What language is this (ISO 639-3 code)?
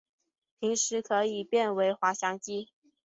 zho